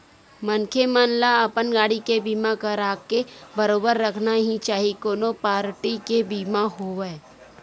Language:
Chhattisgarhi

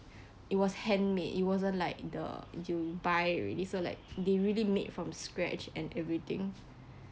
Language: English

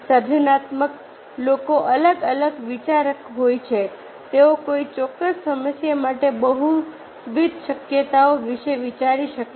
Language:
Gujarati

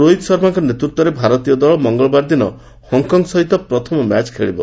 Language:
Odia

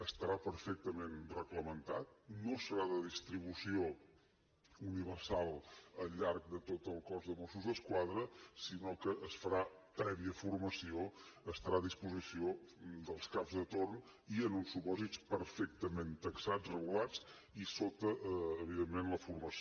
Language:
Catalan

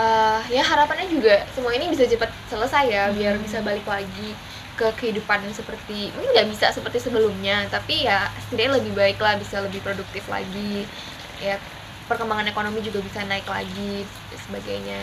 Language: Indonesian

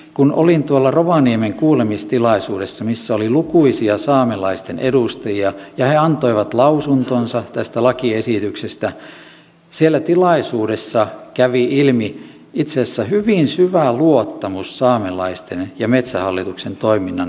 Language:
Finnish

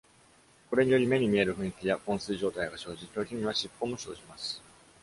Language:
Japanese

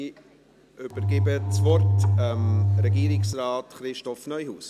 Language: Swiss German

